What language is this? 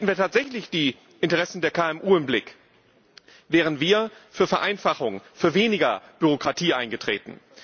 German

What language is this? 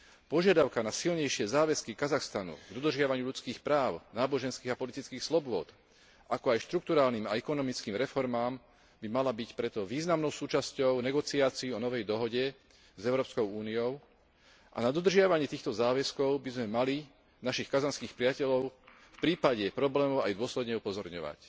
Slovak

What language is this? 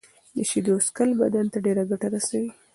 Pashto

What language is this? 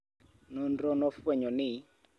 Luo (Kenya and Tanzania)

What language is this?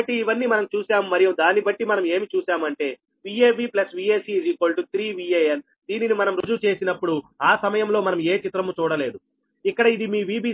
Telugu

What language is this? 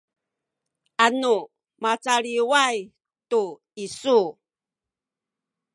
Sakizaya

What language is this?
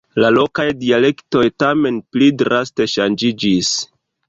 Esperanto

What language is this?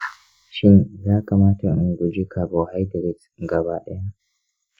Hausa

